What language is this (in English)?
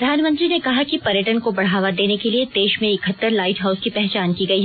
Hindi